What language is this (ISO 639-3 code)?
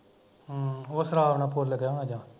pan